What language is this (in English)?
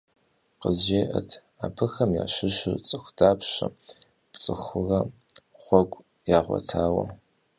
Kabardian